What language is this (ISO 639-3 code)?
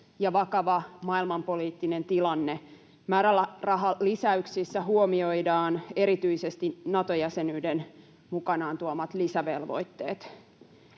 fin